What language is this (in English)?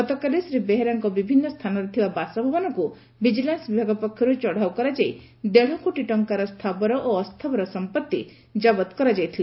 Odia